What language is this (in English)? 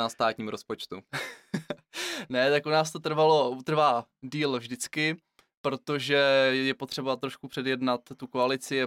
Czech